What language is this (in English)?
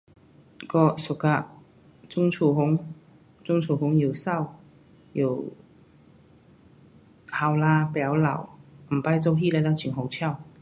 Pu-Xian Chinese